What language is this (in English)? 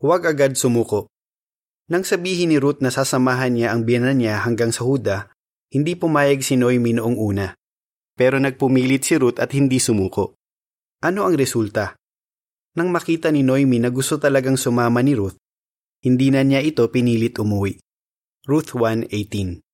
Filipino